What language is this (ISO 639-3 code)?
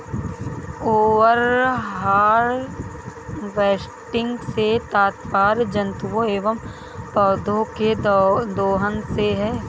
hin